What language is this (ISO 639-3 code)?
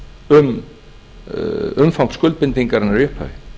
isl